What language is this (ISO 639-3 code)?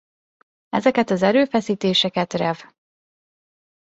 hun